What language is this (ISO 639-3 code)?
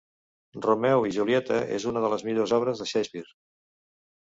cat